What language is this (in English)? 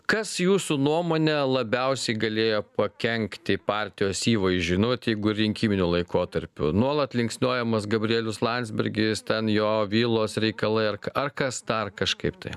Lithuanian